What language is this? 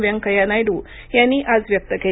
Marathi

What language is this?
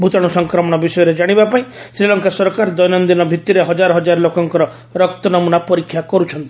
Odia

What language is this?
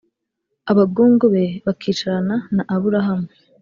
Kinyarwanda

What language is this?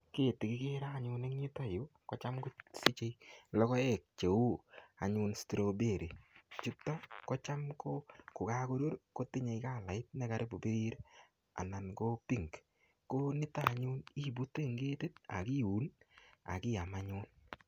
Kalenjin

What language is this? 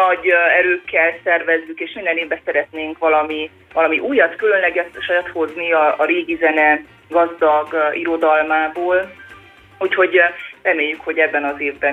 Hungarian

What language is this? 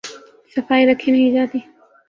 Urdu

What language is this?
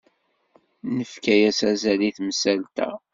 Kabyle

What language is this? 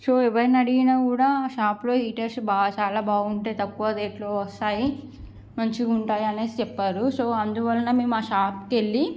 Telugu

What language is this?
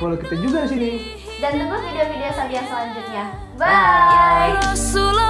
Malay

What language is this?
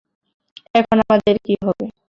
Bangla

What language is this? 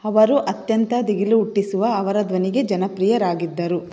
Kannada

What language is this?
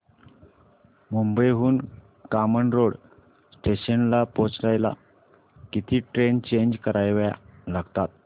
Marathi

